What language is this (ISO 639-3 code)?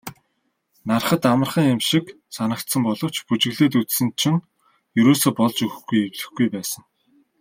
mon